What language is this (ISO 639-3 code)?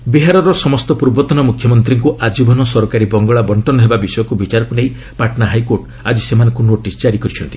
ori